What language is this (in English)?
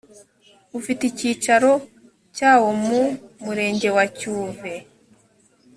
Kinyarwanda